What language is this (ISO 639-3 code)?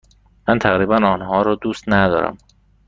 fas